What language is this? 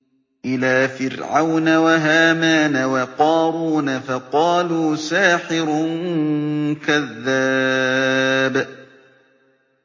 Arabic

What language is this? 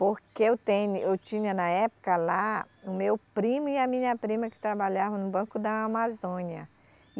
Portuguese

